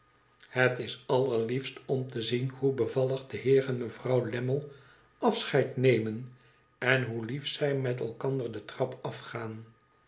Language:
Dutch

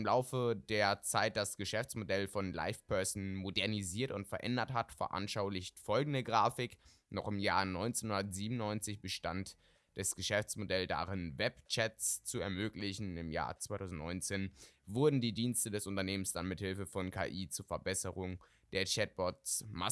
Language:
German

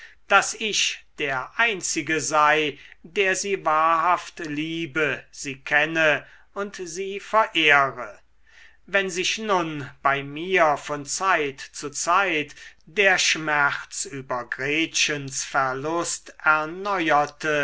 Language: German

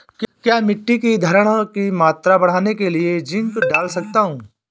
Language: Hindi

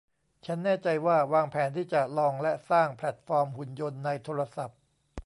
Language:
Thai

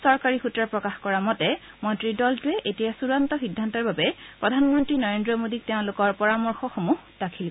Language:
Assamese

